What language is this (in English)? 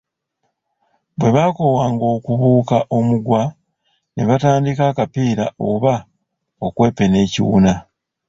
Ganda